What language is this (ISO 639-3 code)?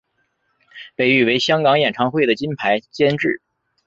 zho